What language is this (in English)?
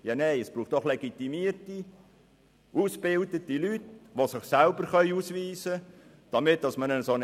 Swiss German